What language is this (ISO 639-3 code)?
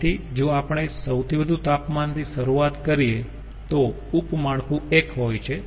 guj